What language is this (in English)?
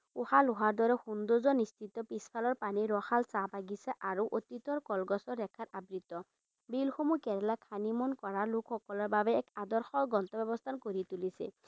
Assamese